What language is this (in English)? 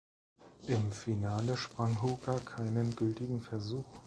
German